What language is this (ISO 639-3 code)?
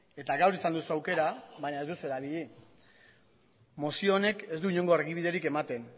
eus